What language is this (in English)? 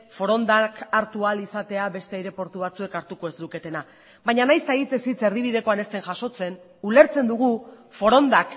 Basque